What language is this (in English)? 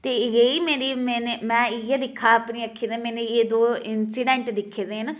Dogri